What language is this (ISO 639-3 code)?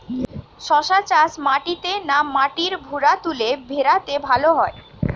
ben